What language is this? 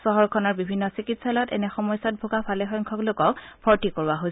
Assamese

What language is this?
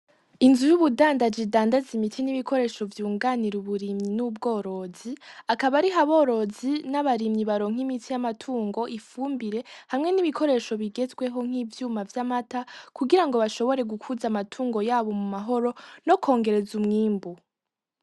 Rundi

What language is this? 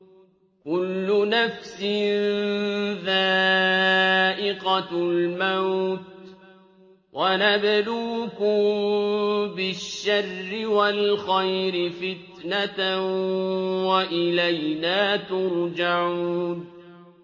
Arabic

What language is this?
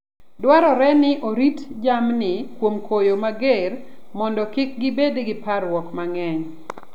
Luo (Kenya and Tanzania)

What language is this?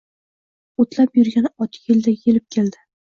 Uzbek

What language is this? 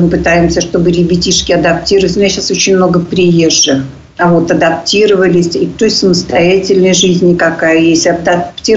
Russian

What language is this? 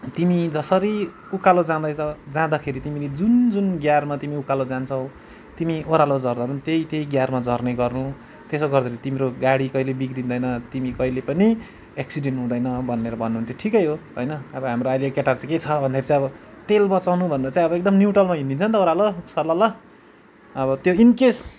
Nepali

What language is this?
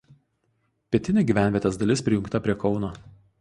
Lithuanian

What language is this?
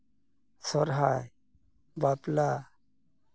Santali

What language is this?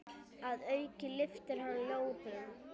Icelandic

